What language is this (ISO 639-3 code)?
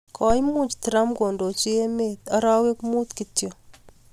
kln